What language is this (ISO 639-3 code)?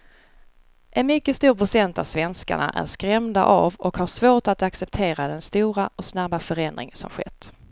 swe